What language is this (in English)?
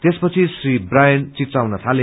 Nepali